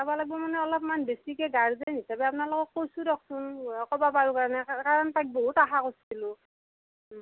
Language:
Assamese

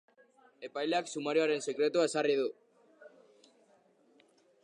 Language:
Basque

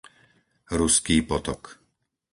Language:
Slovak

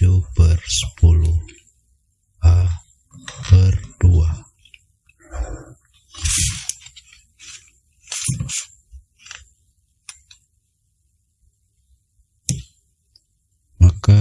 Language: Indonesian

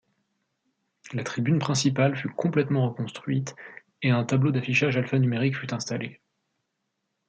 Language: French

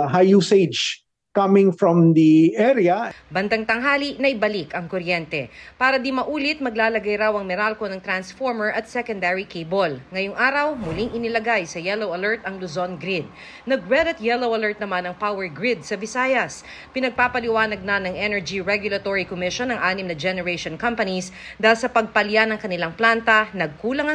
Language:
Filipino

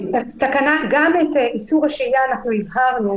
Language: Hebrew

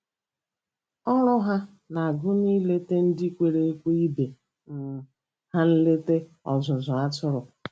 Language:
Igbo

